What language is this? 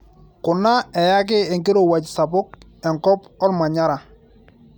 Masai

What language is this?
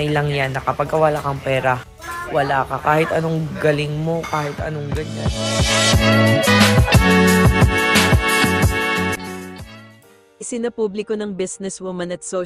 Filipino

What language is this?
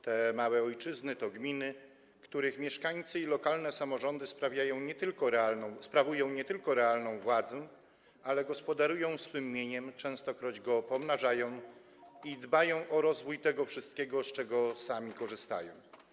Polish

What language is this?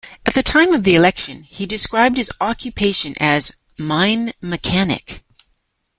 English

